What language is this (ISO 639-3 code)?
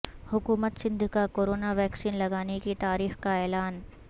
urd